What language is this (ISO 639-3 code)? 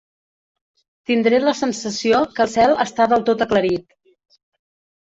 cat